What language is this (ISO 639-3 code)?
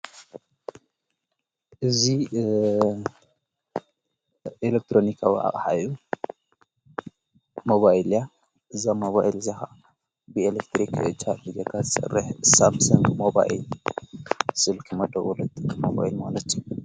tir